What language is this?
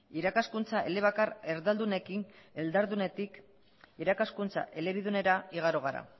Basque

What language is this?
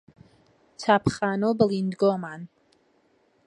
Central Kurdish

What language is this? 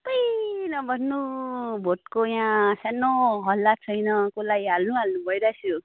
Nepali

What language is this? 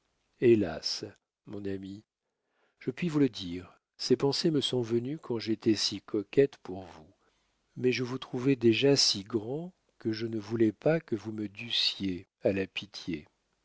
French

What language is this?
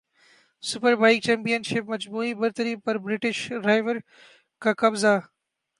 Urdu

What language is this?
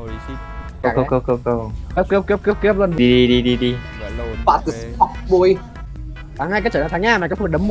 Vietnamese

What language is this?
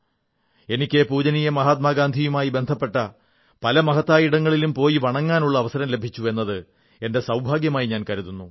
Malayalam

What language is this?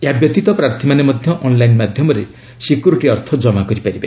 Odia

